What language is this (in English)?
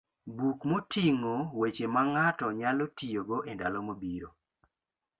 Luo (Kenya and Tanzania)